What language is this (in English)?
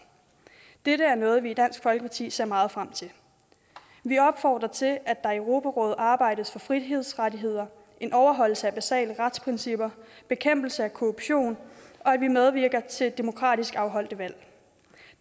Danish